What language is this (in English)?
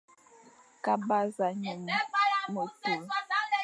Fang